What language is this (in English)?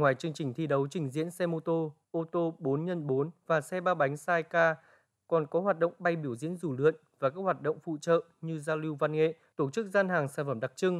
Vietnamese